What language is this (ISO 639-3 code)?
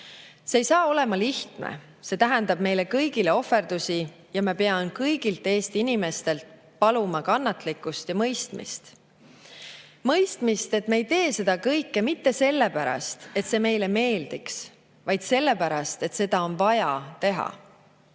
est